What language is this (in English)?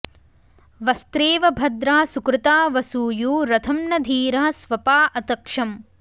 Sanskrit